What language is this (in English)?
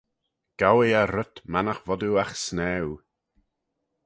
Manx